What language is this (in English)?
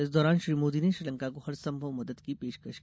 Hindi